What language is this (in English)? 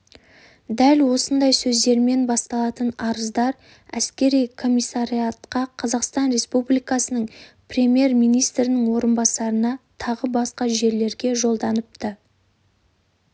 Kazakh